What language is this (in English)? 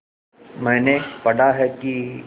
Hindi